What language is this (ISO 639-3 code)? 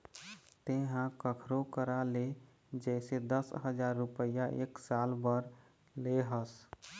hne